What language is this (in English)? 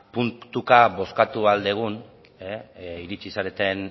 Basque